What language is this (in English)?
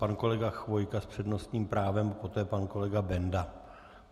Czech